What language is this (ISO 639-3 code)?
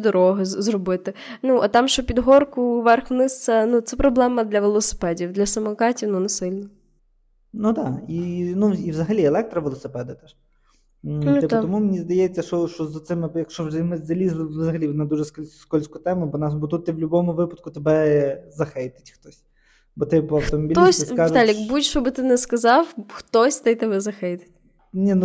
ukr